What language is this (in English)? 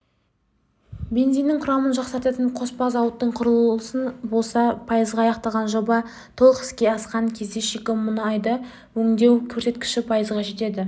Kazakh